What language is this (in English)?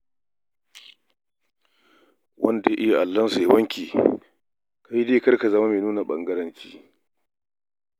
Hausa